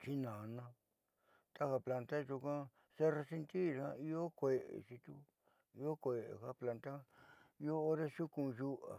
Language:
Southeastern Nochixtlán Mixtec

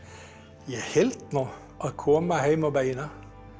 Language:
Icelandic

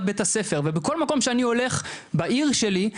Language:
Hebrew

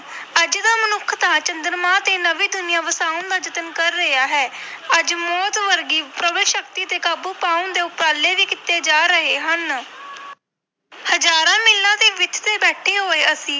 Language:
Punjabi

